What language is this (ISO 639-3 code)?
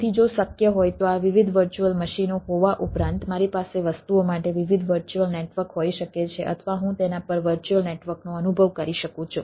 guj